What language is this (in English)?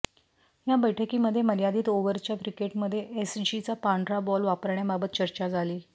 Marathi